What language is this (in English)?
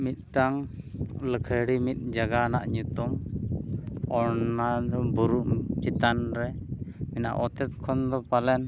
Santali